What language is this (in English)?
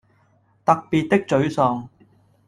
Cantonese